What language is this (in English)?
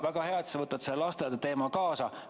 Estonian